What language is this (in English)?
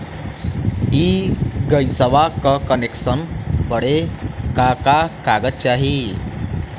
Bhojpuri